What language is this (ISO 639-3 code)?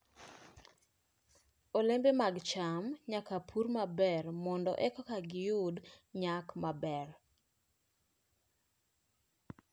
luo